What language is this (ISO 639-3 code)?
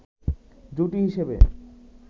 ben